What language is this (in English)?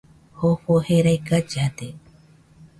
Nüpode Huitoto